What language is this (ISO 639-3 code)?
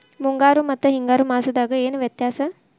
kan